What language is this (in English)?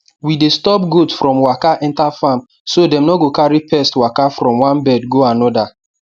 Nigerian Pidgin